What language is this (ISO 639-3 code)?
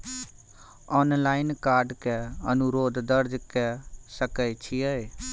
mai